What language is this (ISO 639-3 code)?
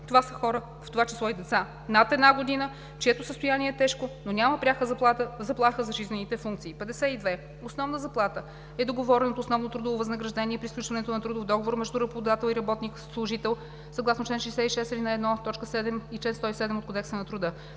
bul